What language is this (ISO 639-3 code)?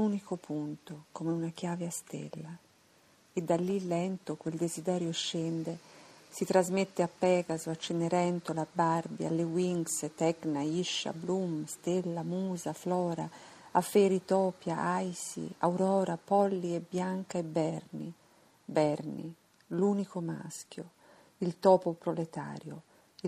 ita